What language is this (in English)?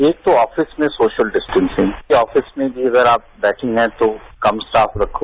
Hindi